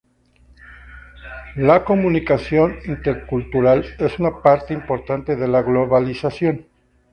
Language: Spanish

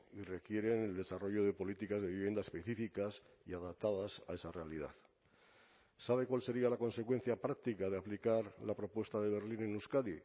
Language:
Spanish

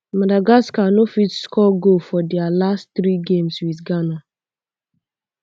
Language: Nigerian Pidgin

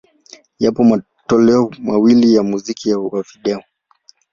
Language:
Swahili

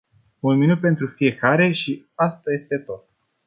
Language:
Romanian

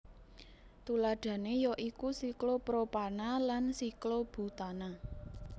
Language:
Javanese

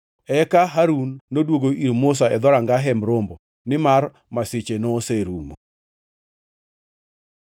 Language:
Luo (Kenya and Tanzania)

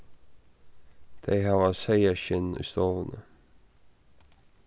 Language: Faroese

